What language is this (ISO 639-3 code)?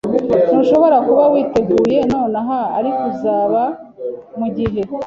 kin